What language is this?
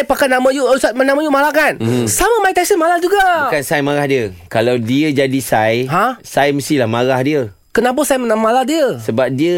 Malay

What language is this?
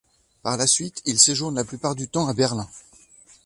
French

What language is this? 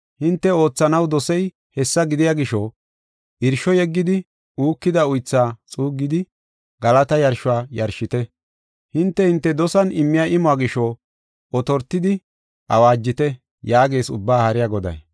Gofa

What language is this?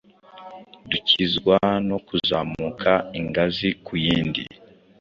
Kinyarwanda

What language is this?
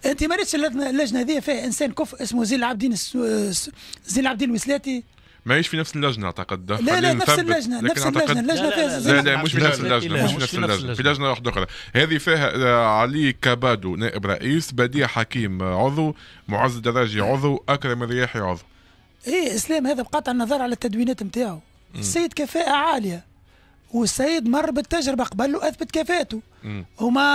Arabic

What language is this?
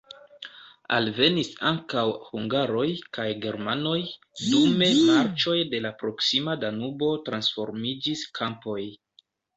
Esperanto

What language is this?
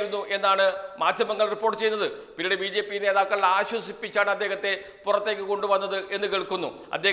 Malayalam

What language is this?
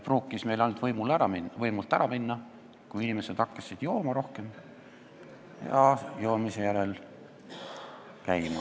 Estonian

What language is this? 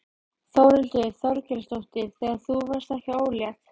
Icelandic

